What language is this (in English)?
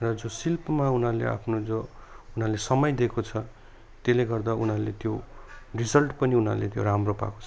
Nepali